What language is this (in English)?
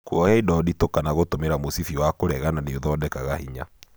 Kikuyu